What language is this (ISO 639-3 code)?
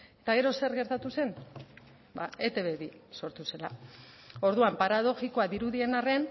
eus